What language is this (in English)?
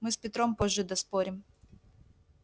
Russian